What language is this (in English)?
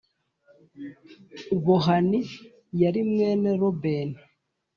Kinyarwanda